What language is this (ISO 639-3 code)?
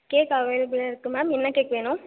tam